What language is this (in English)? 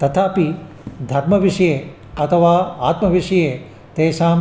Sanskrit